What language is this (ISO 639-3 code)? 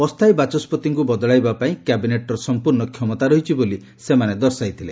ori